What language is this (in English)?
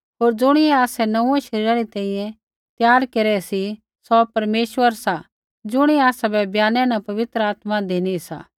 Kullu Pahari